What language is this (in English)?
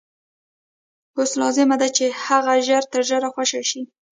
Pashto